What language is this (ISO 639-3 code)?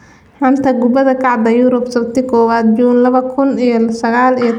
som